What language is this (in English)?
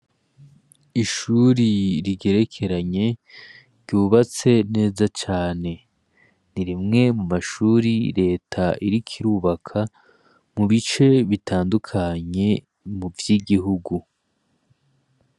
Rundi